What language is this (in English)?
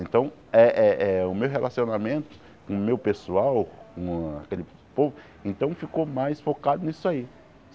Portuguese